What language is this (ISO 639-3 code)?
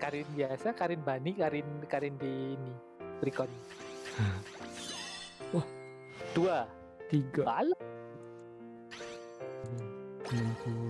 ind